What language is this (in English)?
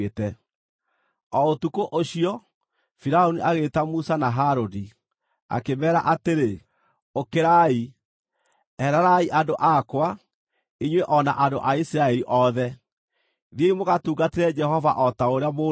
Kikuyu